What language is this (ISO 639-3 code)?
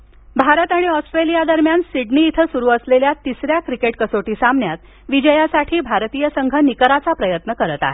mar